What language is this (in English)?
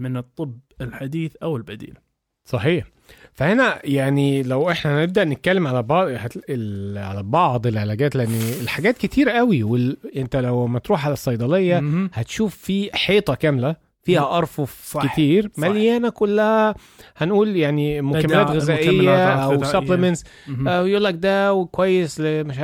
Arabic